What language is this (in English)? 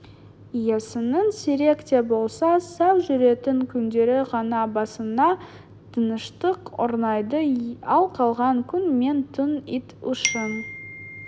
Kazakh